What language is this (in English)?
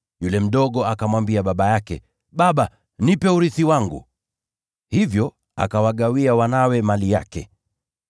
Swahili